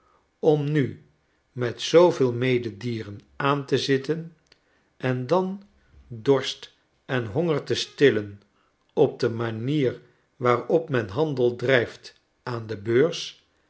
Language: Dutch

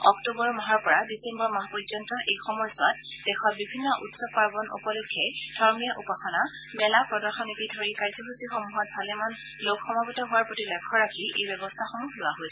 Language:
Assamese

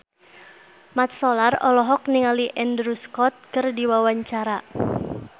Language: Sundanese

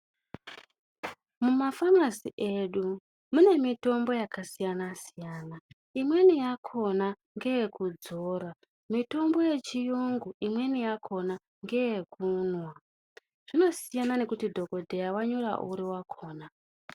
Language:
Ndau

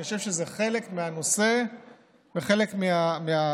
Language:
Hebrew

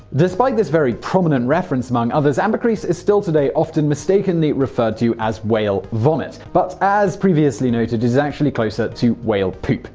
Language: English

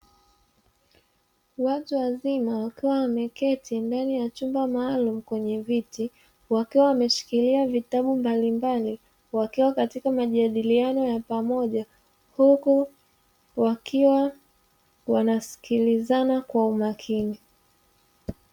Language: Swahili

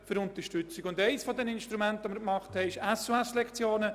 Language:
Swiss German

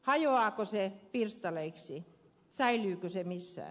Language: Finnish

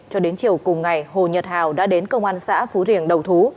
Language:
Vietnamese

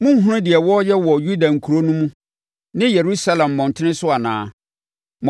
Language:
Akan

